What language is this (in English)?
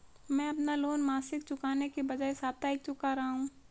Hindi